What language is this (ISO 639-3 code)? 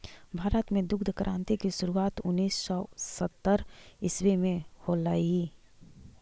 mag